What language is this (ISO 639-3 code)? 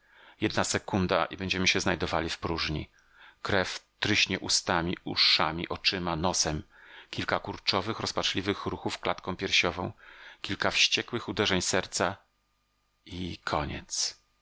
pol